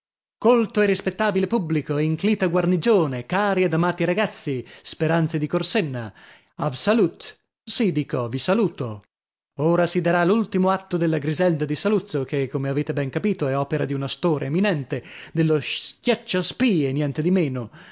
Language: Italian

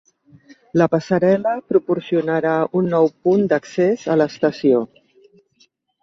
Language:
Catalan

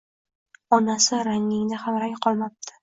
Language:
Uzbek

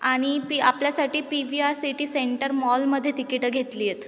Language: Marathi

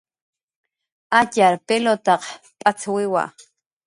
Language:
Jaqaru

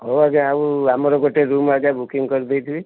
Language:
Odia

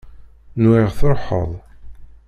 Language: Kabyle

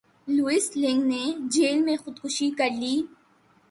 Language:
Urdu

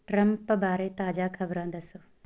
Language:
Punjabi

